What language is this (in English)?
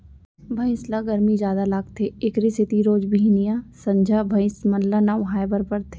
Chhattisgarhi